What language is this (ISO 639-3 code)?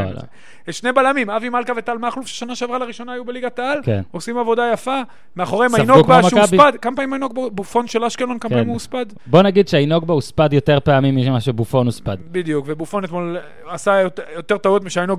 heb